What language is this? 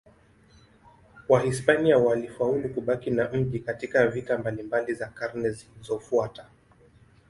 Swahili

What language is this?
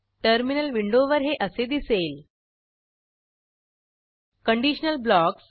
Marathi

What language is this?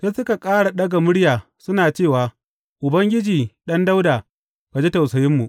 Hausa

